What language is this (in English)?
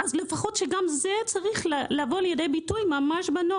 Hebrew